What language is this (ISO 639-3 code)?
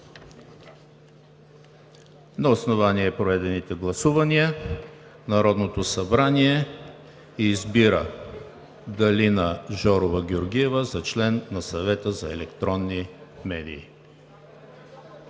bul